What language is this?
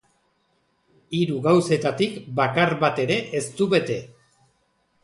Basque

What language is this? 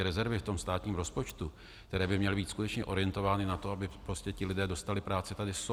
Czech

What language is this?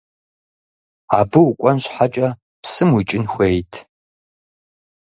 Kabardian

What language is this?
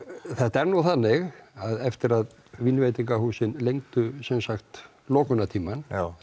Icelandic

